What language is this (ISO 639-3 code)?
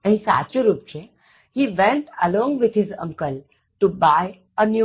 guj